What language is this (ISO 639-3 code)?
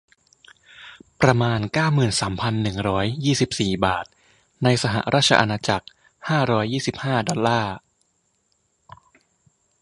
tha